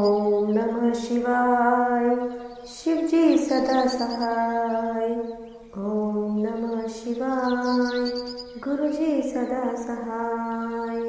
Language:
Hindi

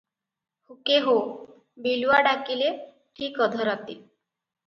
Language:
Odia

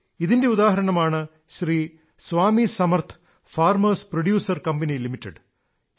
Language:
Malayalam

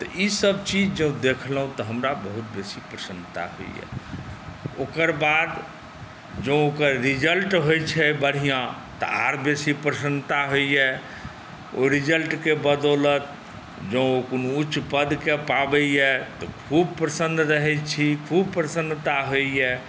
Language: Maithili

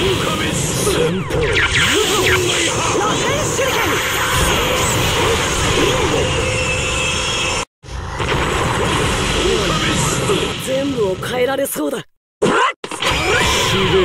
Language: Japanese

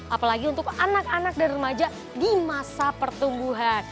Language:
Indonesian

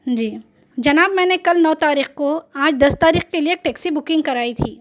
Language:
Urdu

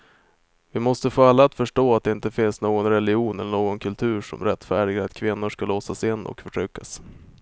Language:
Swedish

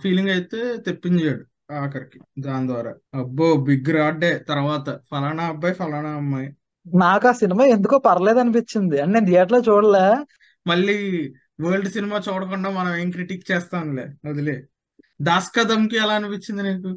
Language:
Telugu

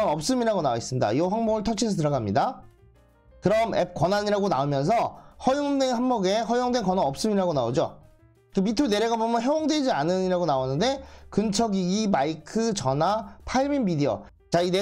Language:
Korean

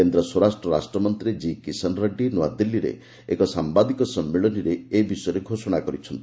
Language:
Odia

